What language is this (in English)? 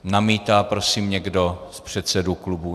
Czech